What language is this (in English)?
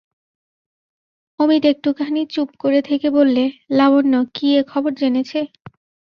Bangla